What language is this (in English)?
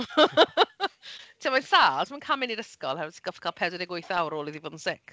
Welsh